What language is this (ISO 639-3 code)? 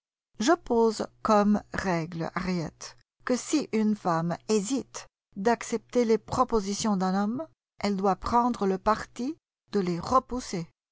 fra